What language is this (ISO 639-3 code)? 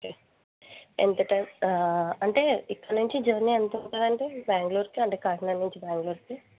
tel